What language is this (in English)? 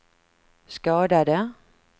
Swedish